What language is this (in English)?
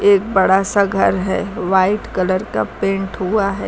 Hindi